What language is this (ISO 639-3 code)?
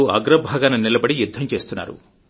tel